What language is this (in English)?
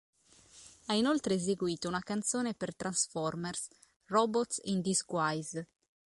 Italian